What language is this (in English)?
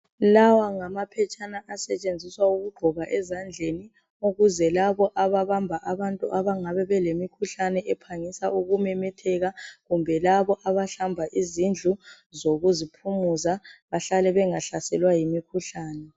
North Ndebele